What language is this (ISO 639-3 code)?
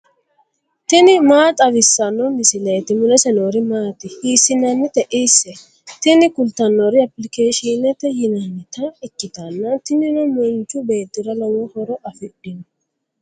sid